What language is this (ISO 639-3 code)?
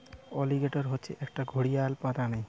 ben